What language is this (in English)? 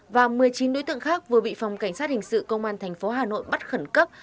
Vietnamese